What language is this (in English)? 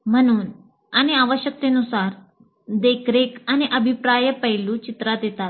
Marathi